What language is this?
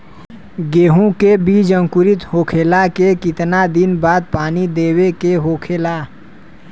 Bhojpuri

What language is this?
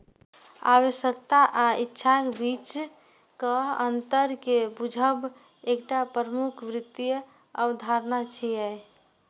Maithili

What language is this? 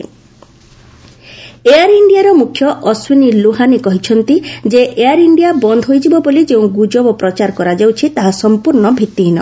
Odia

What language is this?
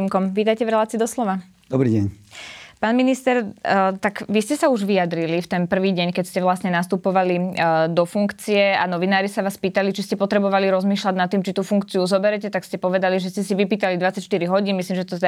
Slovak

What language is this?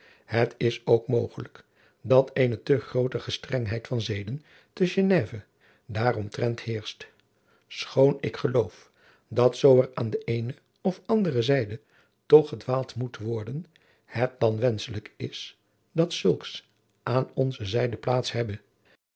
Dutch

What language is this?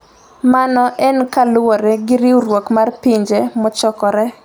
Luo (Kenya and Tanzania)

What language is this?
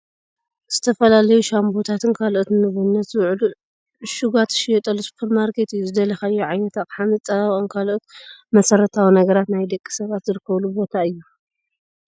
Tigrinya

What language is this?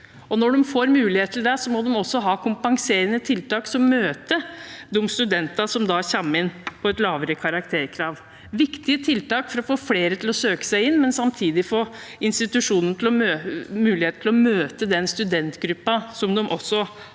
Norwegian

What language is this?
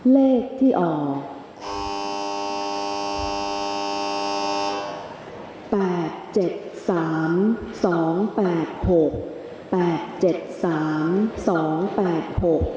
Thai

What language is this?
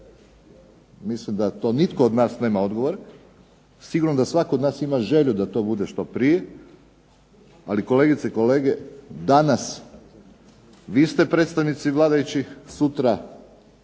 Croatian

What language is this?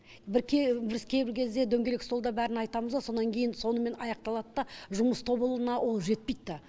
Kazakh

